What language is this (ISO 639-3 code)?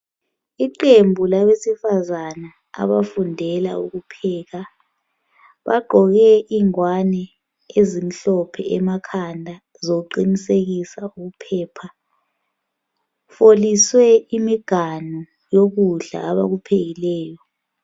nde